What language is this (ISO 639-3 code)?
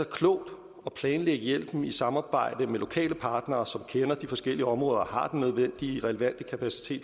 dan